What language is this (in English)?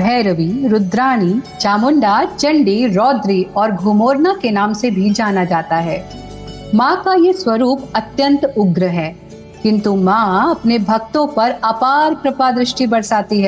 Hindi